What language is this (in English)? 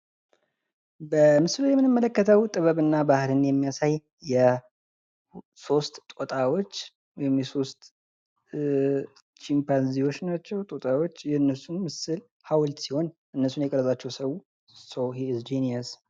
Amharic